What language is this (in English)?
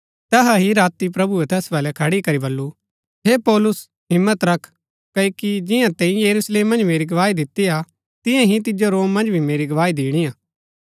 Gaddi